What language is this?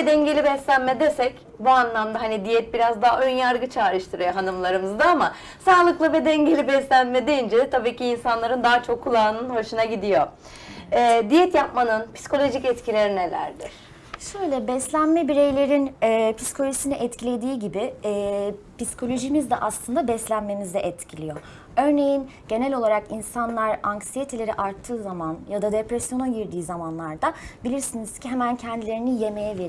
Turkish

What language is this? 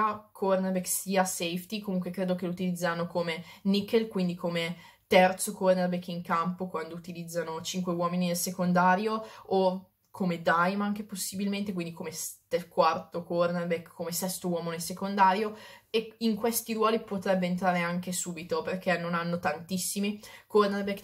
Italian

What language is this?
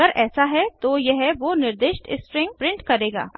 Hindi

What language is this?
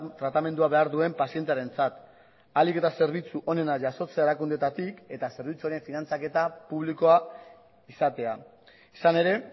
Basque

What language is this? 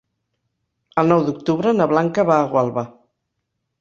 Catalan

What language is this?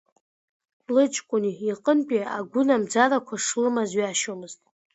Abkhazian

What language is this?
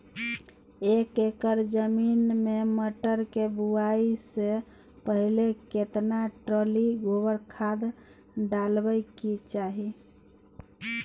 Maithili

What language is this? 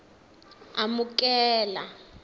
Tsonga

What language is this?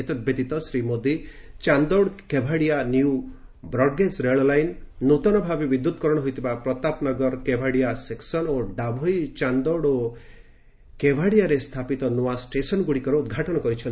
Odia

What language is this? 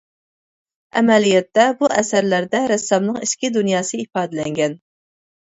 Uyghur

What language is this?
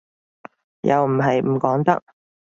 Cantonese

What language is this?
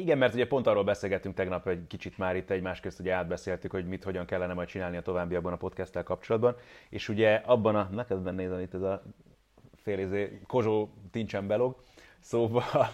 Hungarian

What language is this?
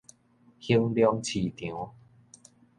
Min Nan Chinese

